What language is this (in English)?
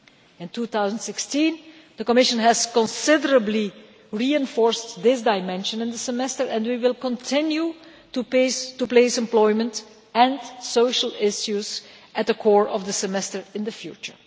English